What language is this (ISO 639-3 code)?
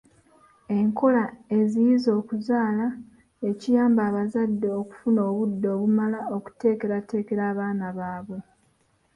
lug